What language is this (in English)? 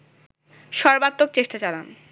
Bangla